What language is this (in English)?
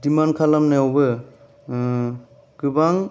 Bodo